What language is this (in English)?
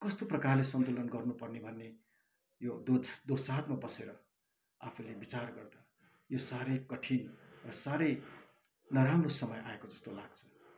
Nepali